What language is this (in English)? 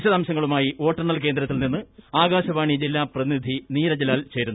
Malayalam